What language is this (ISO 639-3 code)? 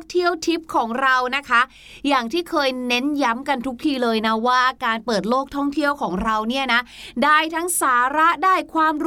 tha